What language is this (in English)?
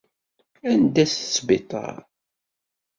Kabyle